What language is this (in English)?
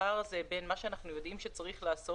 Hebrew